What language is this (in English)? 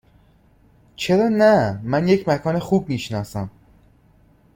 Persian